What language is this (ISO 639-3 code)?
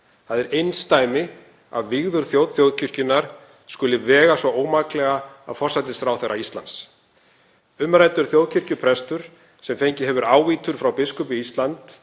isl